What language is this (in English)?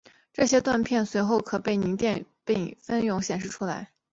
Chinese